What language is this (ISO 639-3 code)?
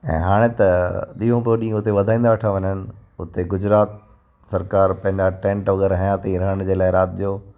snd